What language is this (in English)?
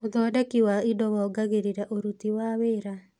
Kikuyu